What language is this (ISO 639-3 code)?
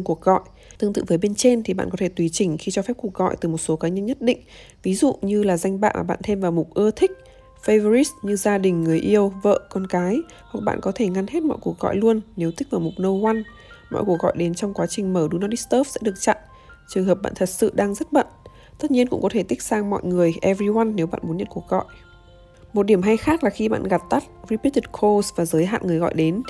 vie